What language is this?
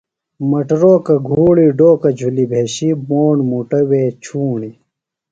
Phalura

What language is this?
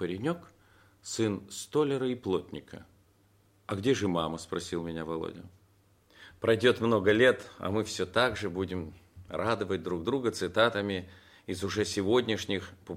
Russian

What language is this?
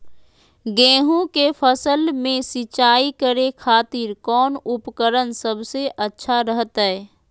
Magahi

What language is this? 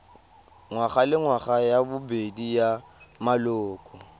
Tswana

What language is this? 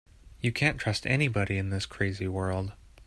English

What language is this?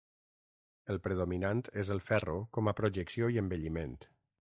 Catalan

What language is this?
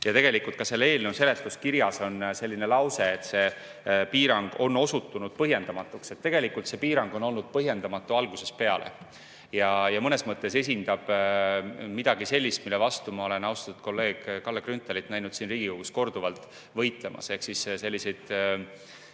Estonian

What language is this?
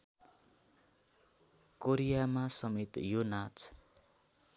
Nepali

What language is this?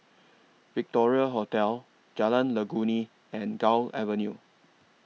English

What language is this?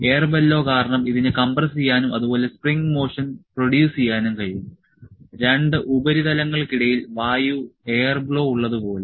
Malayalam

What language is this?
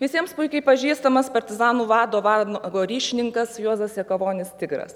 Lithuanian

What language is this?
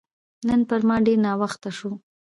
Pashto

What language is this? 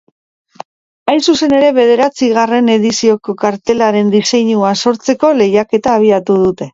Basque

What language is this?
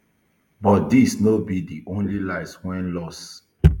Nigerian Pidgin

